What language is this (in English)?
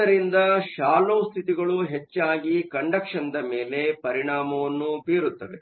Kannada